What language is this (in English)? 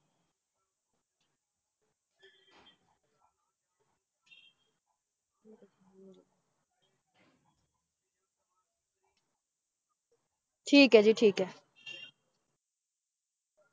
Punjabi